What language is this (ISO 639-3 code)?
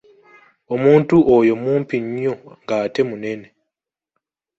lug